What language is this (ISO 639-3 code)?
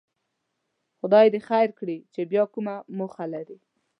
pus